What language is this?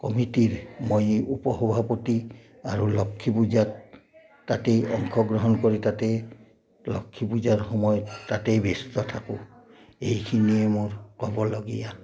Assamese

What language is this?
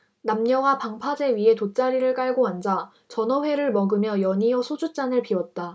Korean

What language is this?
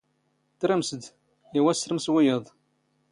Standard Moroccan Tamazight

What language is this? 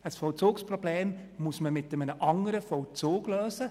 Swiss German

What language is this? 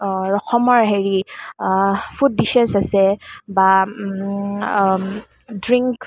Assamese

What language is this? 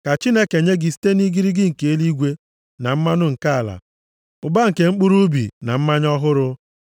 Igbo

